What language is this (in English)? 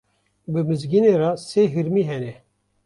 Kurdish